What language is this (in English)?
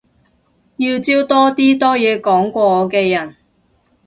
Cantonese